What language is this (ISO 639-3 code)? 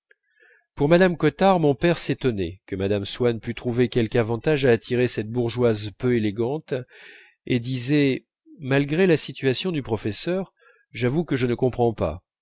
fra